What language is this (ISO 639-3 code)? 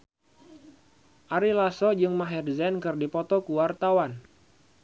sun